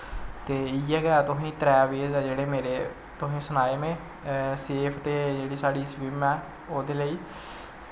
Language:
Dogri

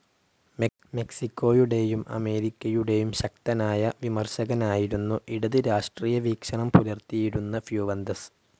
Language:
Malayalam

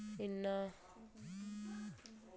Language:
Dogri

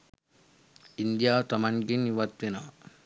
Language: Sinhala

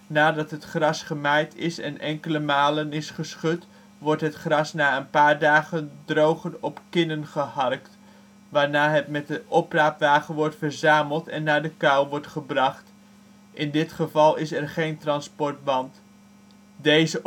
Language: Dutch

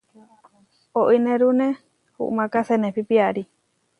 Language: Huarijio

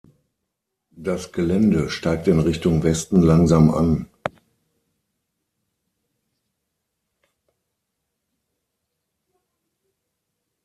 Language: German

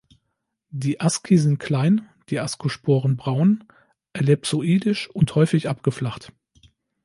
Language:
German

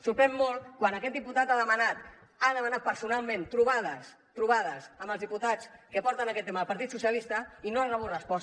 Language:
Catalan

